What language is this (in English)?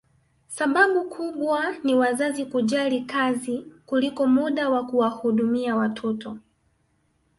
Swahili